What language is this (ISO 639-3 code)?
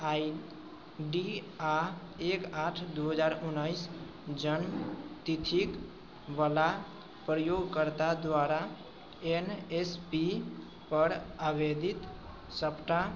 mai